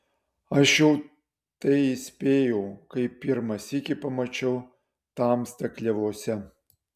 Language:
Lithuanian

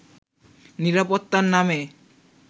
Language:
Bangla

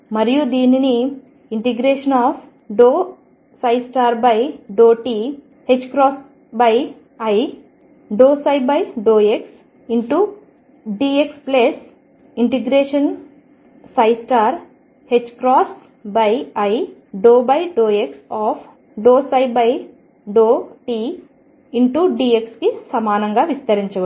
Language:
Telugu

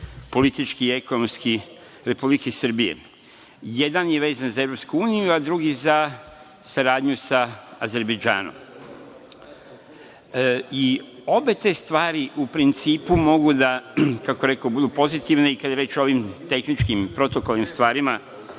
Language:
Serbian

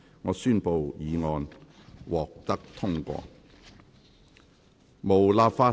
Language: Cantonese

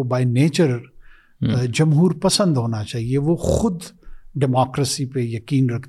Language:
Urdu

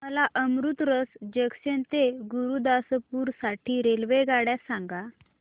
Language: Marathi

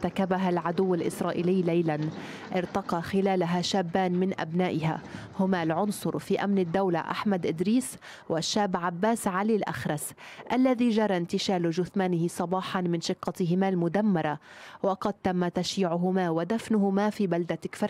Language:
Arabic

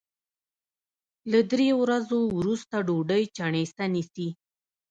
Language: Pashto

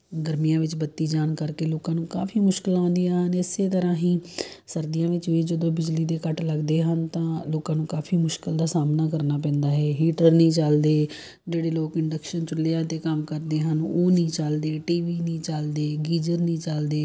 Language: Punjabi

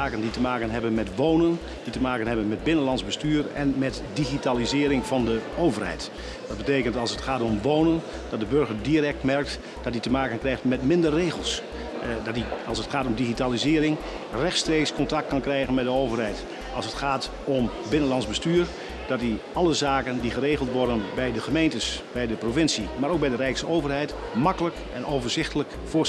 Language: Dutch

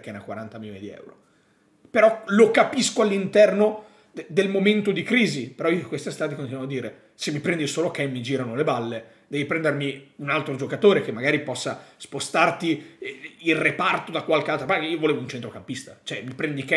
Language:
Italian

